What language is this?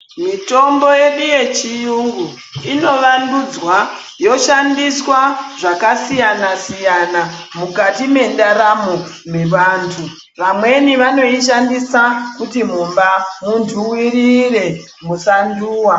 Ndau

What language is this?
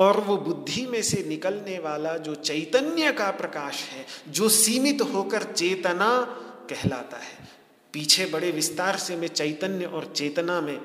Hindi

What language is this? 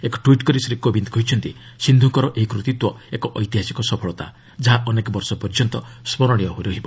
Odia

